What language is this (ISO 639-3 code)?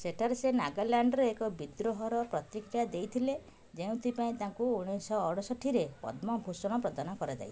ori